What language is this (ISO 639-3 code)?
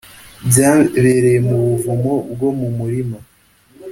kin